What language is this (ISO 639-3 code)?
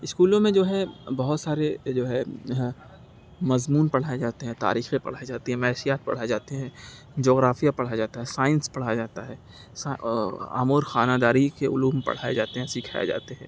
urd